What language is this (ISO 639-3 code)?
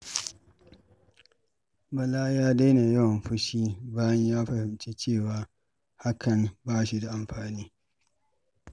hau